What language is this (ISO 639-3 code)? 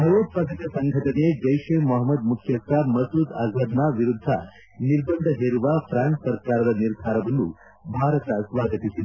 kan